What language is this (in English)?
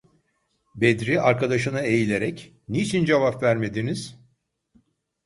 Turkish